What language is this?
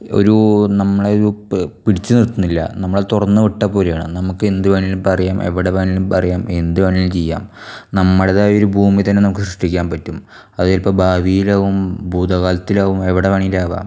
Malayalam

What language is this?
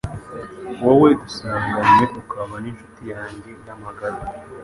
Kinyarwanda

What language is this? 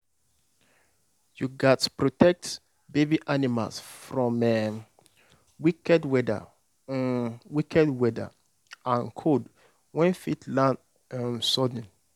Nigerian Pidgin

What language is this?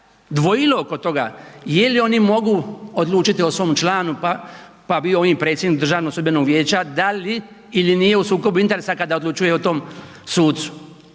Croatian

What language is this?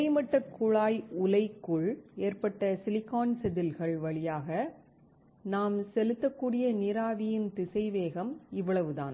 Tamil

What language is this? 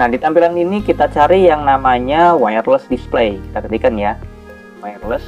Indonesian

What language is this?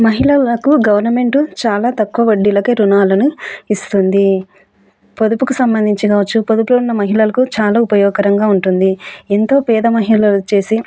Telugu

